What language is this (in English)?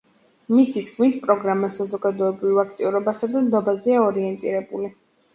Georgian